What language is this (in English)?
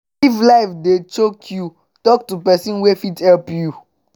Nigerian Pidgin